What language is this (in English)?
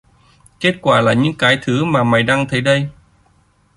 Vietnamese